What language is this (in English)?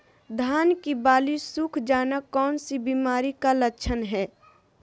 Magahi